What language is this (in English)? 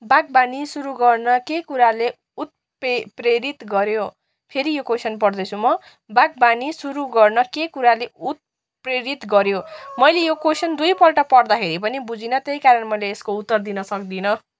Nepali